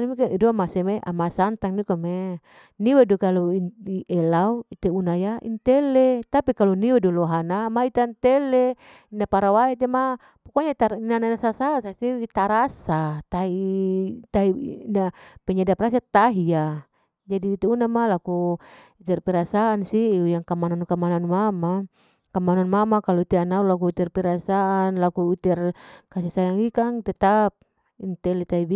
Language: Larike-Wakasihu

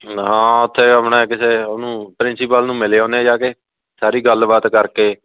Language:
Punjabi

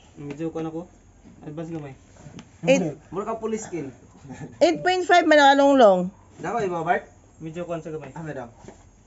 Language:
Filipino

